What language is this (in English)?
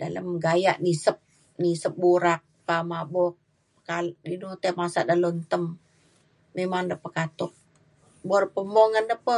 Mainstream Kenyah